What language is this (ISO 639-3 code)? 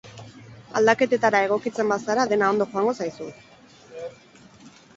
eus